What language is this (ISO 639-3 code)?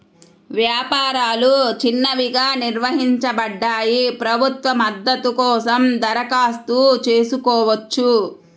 tel